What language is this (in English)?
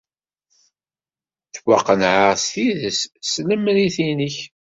Kabyle